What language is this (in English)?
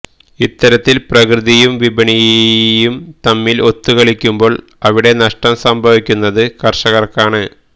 Malayalam